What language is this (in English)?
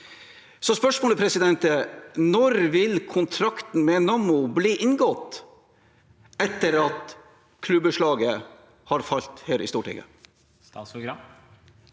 Norwegian